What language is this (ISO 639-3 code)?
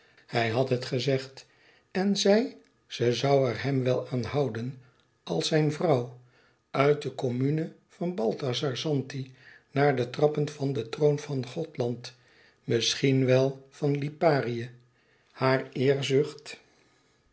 nld